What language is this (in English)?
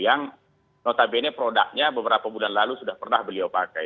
Indonesian